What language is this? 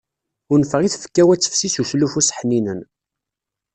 Kabyle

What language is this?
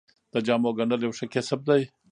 Pashto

